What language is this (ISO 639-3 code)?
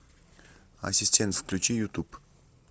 rus